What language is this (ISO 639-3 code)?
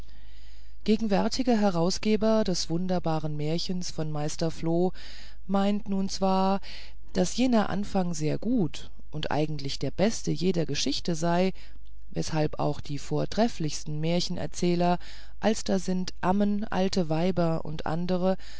deu